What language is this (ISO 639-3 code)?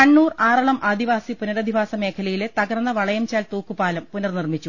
mal